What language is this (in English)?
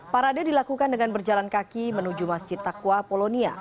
Indonesian